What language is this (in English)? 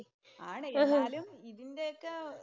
Malayalam